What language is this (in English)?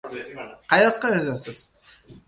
Uzbek